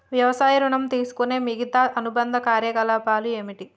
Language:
Telugu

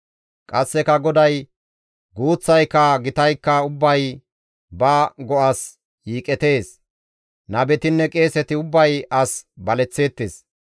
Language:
Gamo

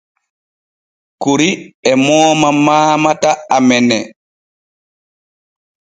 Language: Borgu Fulfulde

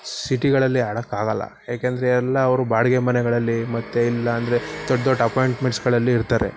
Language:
Kannada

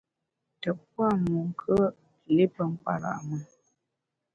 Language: Bamun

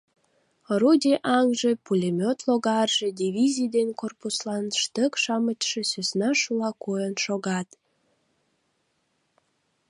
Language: Mari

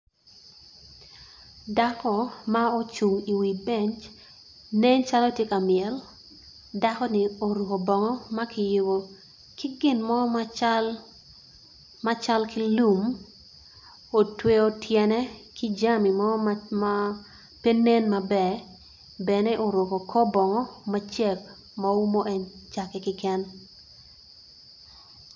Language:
Acoli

